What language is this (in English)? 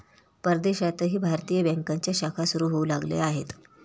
Marathi